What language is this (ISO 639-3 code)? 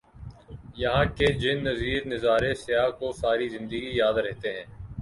urd